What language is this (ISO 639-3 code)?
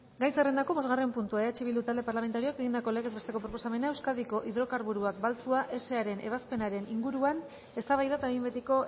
eus